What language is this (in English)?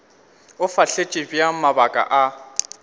Northern Sotho